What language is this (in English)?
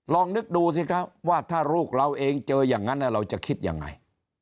Thai